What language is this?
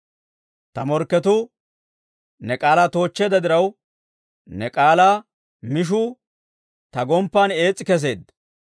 Dawro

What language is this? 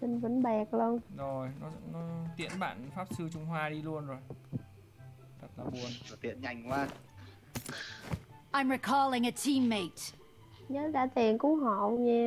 Vietnamese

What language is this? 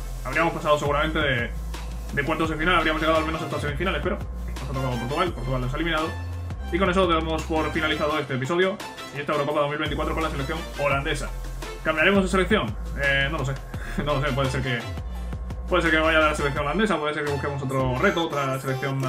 Spanish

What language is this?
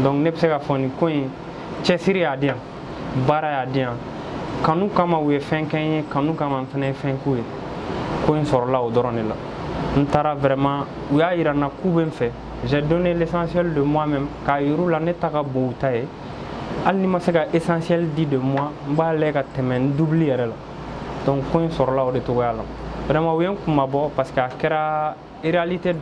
French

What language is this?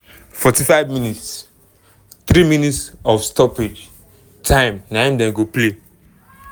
Nigerian Pidgin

